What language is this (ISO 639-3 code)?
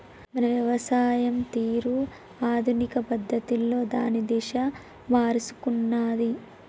tel